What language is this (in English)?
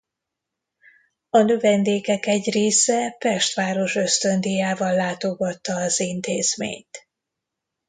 Hungarian